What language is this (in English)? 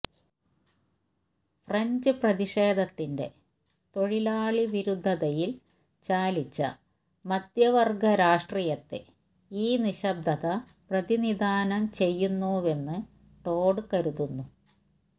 Malayalam